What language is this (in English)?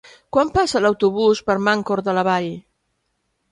Catalan